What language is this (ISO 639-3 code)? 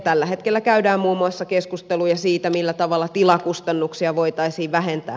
fin